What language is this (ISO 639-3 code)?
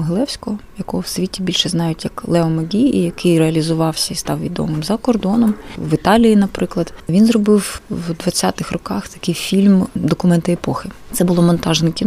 ukr